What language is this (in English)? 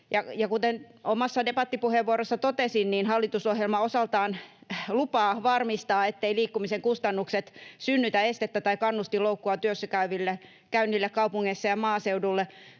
Finnish